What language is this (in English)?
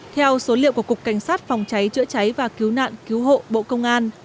Vietnamese